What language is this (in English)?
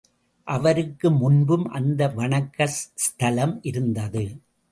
Tamil